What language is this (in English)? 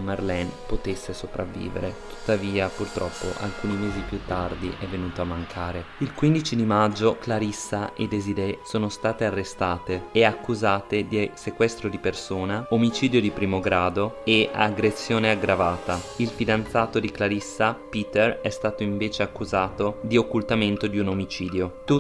Italian